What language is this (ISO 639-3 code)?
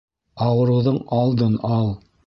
bak